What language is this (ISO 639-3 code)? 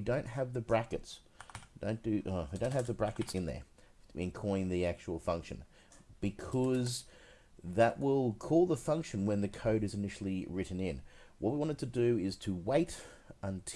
eng